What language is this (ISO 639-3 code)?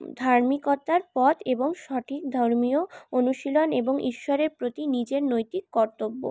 ben